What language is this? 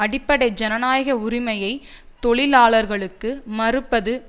Tamil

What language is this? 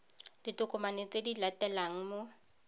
Tswana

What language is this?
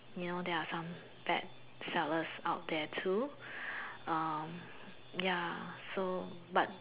English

